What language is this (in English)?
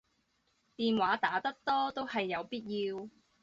Cantonese